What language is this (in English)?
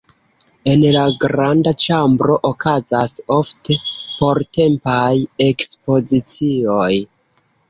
Esperanto